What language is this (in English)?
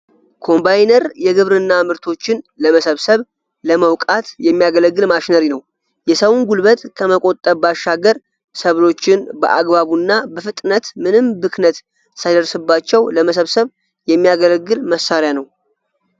Amharic